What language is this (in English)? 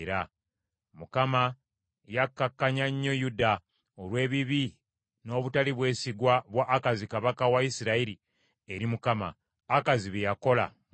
Ganda